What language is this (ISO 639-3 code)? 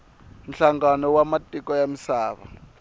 tso